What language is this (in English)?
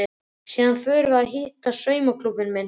Icelandic